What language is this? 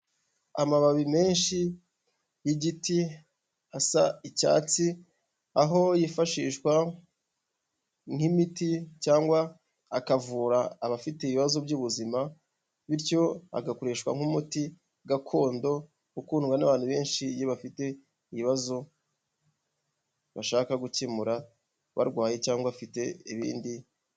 Kinyarwanda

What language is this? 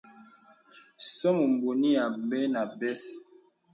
Bebele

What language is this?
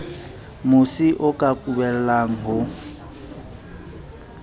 Southern Sotho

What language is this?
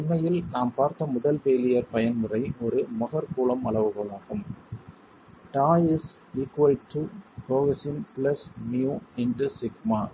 Tamil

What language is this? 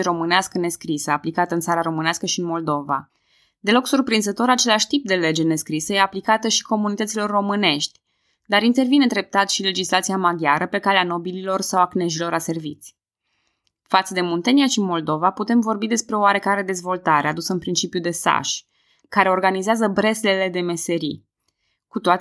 Romanian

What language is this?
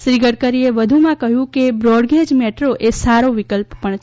Gujarati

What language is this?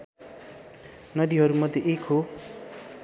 Nepali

